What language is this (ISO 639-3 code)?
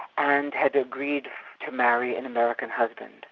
eng